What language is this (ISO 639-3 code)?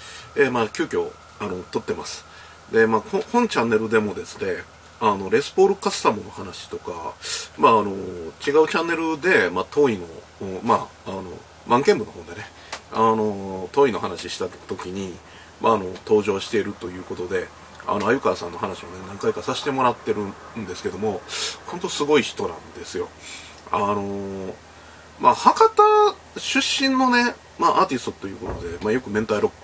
jpn